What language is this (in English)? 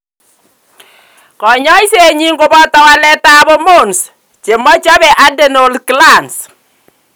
Kalenjin